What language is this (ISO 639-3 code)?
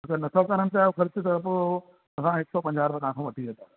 snd